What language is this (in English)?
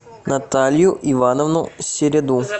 Russian